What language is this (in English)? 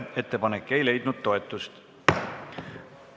Estonian